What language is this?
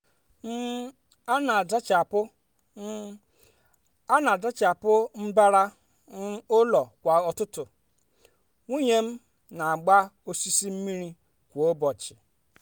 Igbo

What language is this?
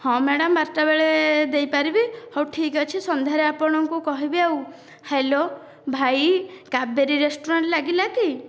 Odia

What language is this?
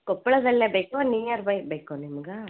Kannada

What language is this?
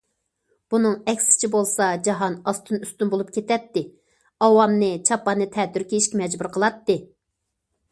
Uyghur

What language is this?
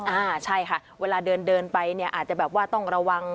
Thai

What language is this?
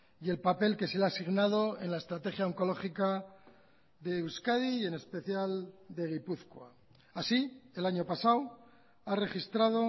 Spanish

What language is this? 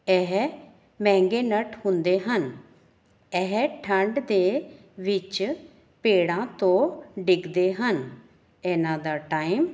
Punjabi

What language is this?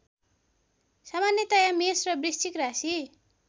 Nepali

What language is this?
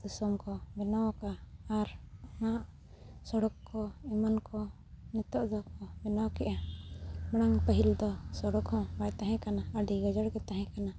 Santali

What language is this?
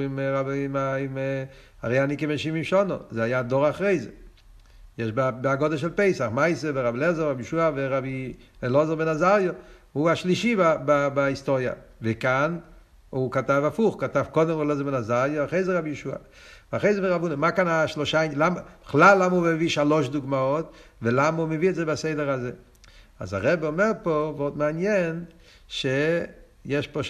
Hebrew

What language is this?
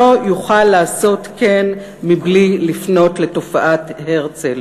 Hebrew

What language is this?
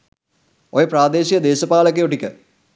Sinhala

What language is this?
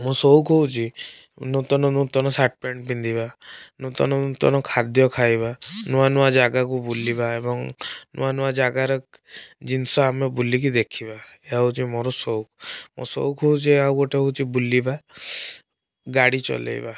Odia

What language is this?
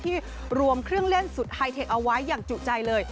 Thai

